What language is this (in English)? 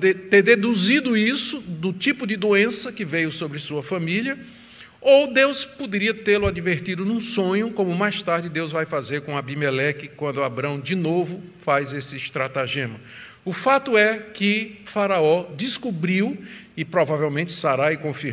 Portuguese